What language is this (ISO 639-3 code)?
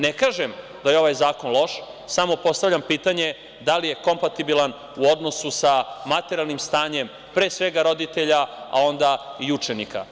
srp